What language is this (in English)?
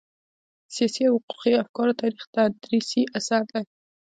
Pashto